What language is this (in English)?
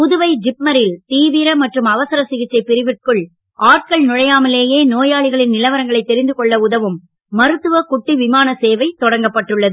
Tamil